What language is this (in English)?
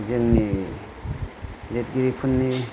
Bodo